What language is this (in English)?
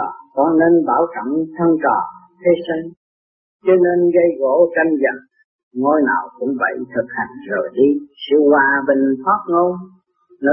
Vietnamese